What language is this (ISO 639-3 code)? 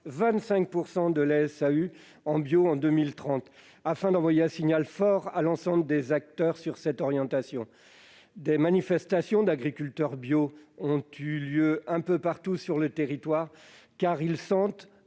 fra